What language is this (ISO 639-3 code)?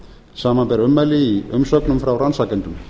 isl